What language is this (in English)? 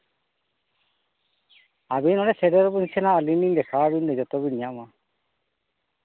Santali